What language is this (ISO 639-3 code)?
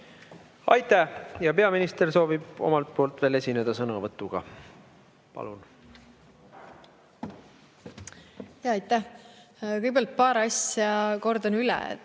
est